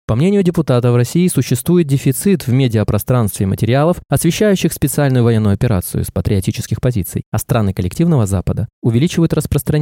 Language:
Russian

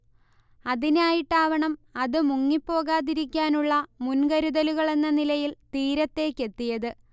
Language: Malayalam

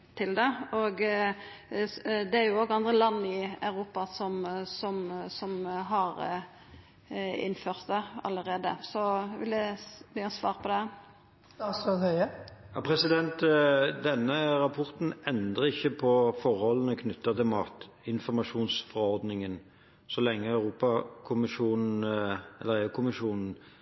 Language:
Norwegian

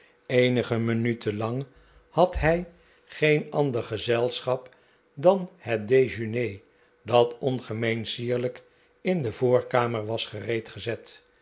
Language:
Dutch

